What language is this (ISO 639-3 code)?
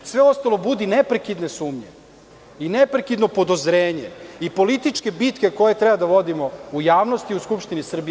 srp